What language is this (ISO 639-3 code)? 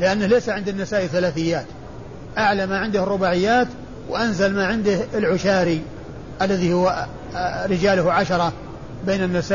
ara